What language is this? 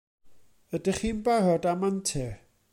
Welsh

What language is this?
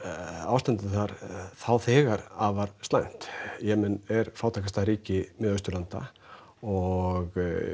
Icelandic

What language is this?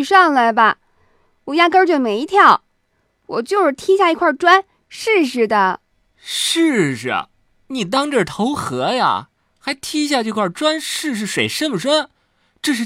Chinese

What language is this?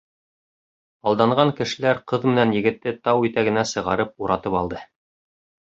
Bashkir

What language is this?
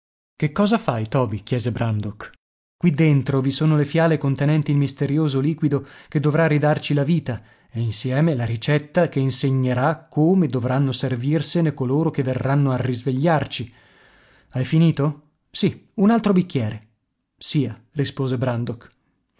Italian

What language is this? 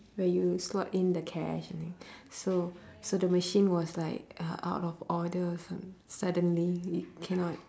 English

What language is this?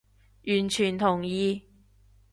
Cantonese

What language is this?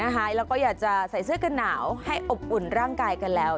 Thai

